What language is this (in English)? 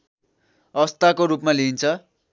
Nepali